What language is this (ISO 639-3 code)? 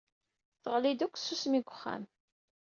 kab